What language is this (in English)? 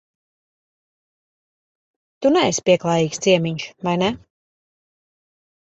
Latvian